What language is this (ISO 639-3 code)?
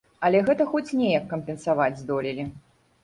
bel